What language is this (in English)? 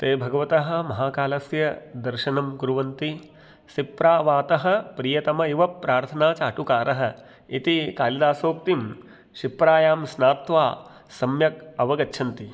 Sanskrit